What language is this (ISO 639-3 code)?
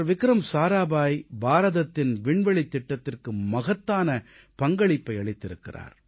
tam